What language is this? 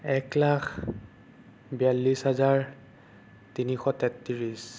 Assamese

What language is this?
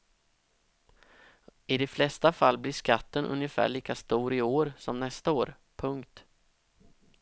Swedish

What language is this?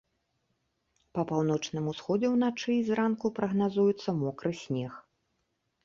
Belarusian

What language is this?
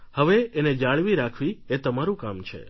Gujarati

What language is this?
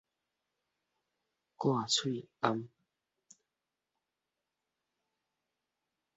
Min Nan Chinese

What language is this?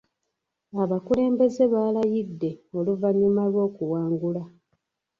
Ganda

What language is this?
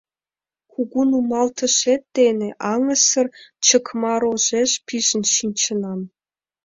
Mari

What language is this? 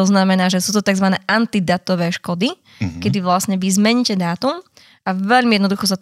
Slovak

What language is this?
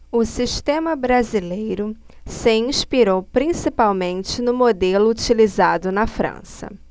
Portuguese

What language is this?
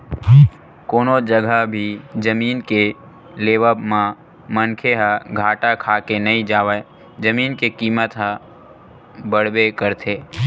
Chhattisgarhi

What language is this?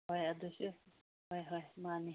Manipuri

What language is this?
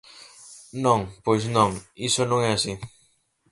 Galician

